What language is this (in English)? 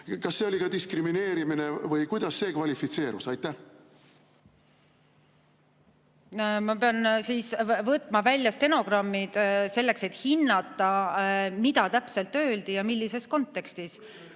Estonian